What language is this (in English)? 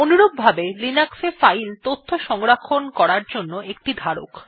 Bangla